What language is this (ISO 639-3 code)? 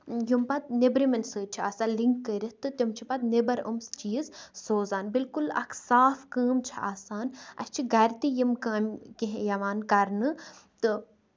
kas